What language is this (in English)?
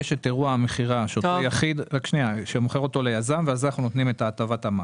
Hebrew